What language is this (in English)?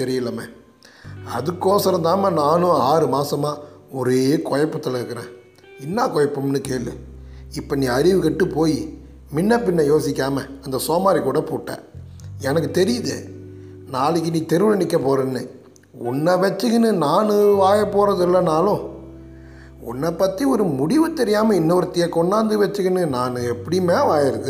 Tamil